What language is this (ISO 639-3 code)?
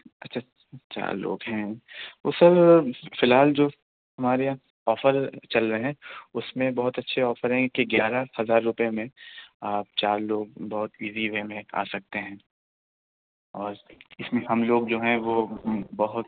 urd